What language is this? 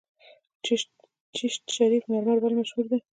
Pashto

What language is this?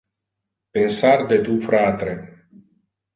Interlingua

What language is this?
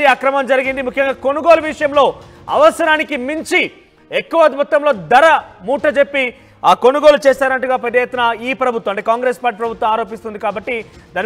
Telugu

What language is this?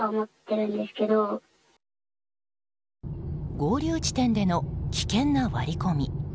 Japanese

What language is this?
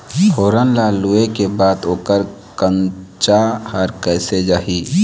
Chhattisgarhi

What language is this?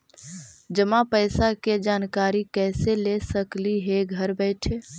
Magahi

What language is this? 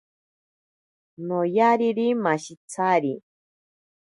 Ashéninka Perené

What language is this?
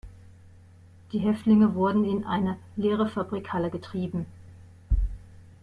German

